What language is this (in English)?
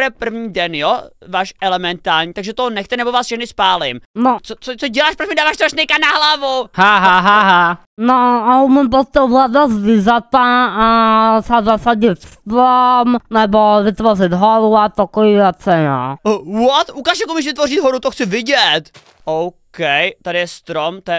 Czech